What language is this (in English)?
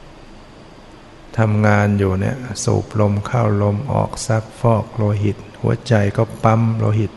Thai